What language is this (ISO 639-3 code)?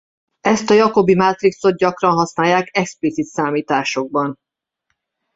hun